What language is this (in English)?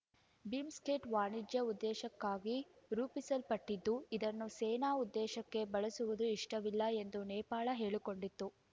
Kannada